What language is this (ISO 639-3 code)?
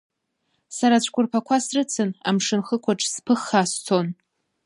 abk